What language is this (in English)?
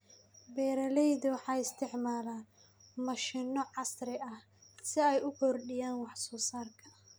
Somali